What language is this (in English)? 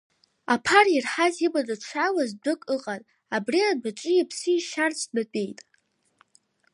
Abkhazian